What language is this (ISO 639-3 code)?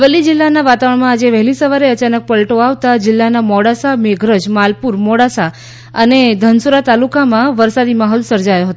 guj